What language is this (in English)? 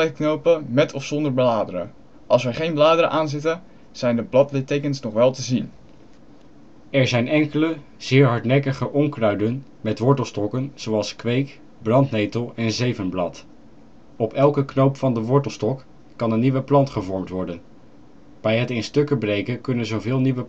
Dutch